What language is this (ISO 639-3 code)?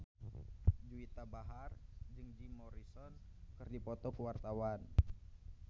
sun